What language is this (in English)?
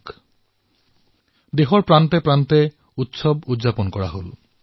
Assamese